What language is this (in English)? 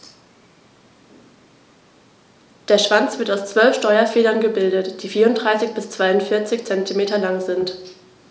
German